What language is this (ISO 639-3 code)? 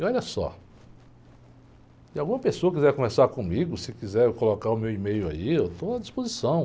por